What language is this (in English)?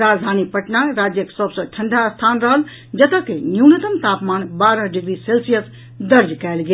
Maithili